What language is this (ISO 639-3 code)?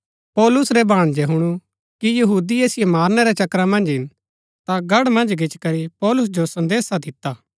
gbk